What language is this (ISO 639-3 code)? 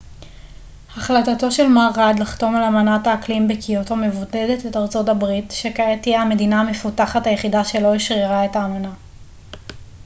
heb